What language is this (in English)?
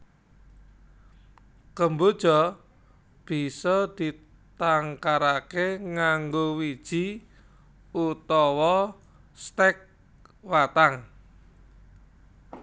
Javanese